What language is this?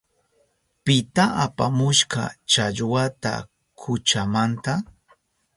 Southern Pastaza Quechua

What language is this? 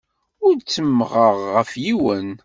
Kabyle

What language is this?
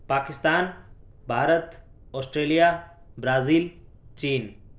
Urdu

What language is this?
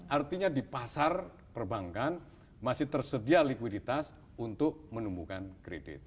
Indonesian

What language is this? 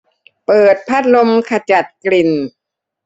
Thai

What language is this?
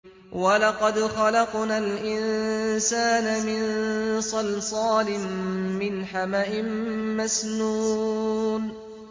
Arabic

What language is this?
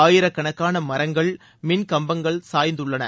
Tamil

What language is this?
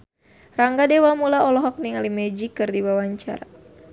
Sundanese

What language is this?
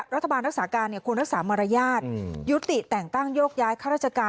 Thai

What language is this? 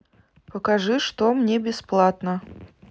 Russian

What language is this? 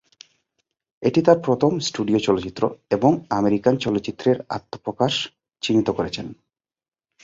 Bangla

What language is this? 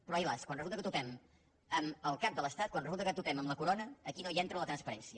Catalan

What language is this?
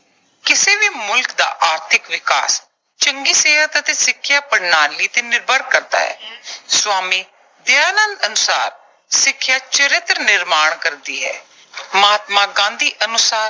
Punjabi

